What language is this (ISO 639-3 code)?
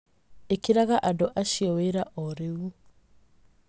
kik